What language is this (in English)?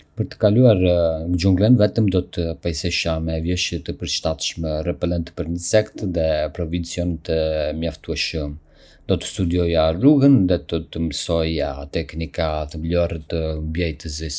Arbëreshë Albanian